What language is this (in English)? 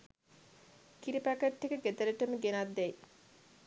Sinhala